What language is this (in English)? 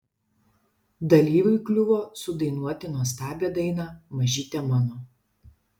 Lithuanian